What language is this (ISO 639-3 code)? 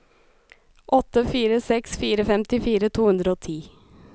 nor